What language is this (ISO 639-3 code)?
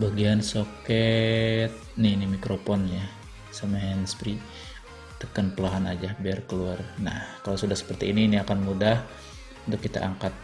ind